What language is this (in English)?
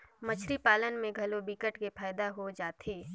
Chhattisgarhi